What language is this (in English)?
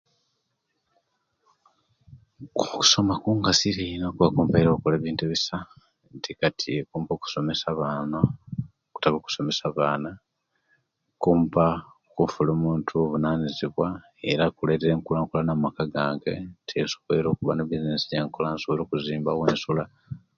Kenyi